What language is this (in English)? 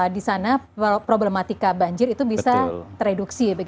Indonesian